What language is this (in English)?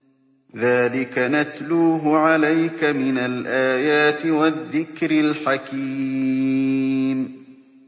Arabic